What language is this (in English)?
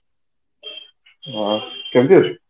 Odia